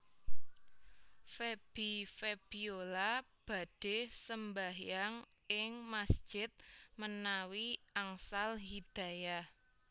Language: Javanese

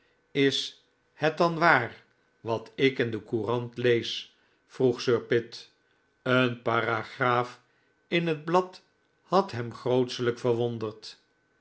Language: Dutch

